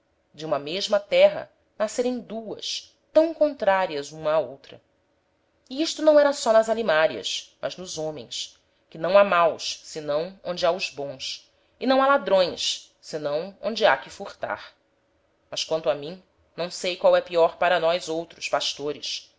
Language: Portuguese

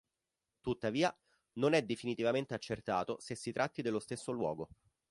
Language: Italian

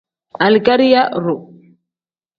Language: Tem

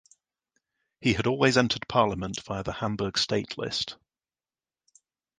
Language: English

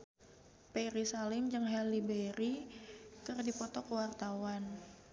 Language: Sundanese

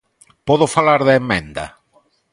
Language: Galician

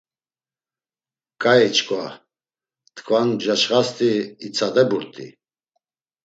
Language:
Laz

